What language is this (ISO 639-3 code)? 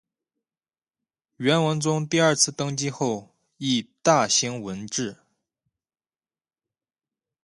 zho